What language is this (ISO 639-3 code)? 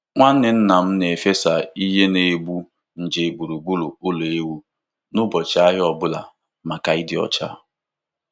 ibo